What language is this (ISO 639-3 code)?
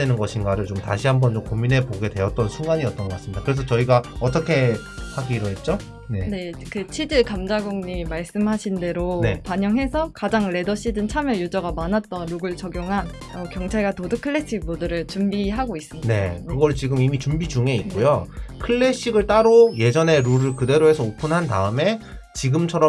kor